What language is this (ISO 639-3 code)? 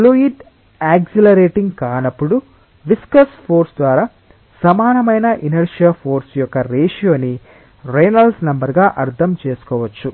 tel